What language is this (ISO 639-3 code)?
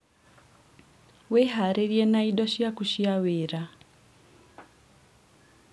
kik